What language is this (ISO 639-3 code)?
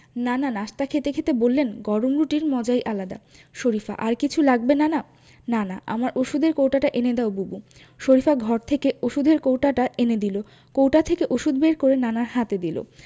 ben